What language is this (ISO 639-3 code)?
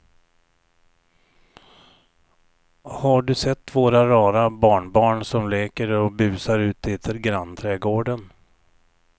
swe